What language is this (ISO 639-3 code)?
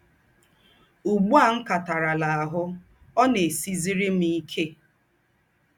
ibo